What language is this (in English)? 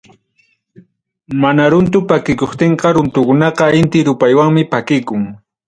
Ayacucho Quechua